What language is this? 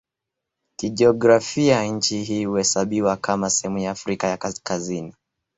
Swahili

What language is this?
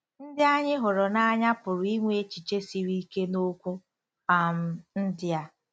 Igbo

